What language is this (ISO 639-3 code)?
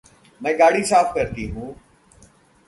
hin